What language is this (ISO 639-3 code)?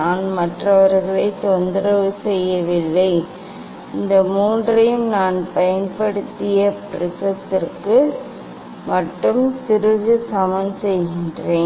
tam